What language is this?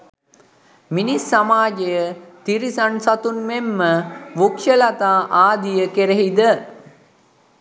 Sinhala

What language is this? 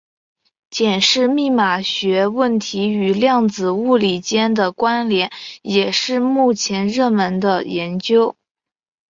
Chinese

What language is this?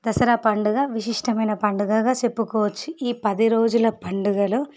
Telugu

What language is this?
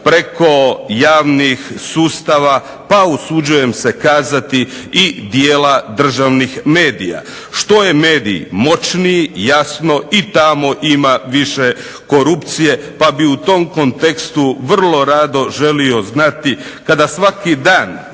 Croatian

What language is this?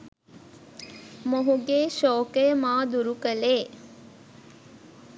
Sinhala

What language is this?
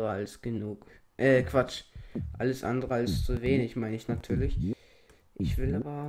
German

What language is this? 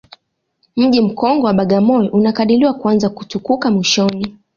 Swahili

